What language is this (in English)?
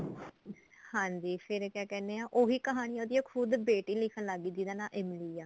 Punjabi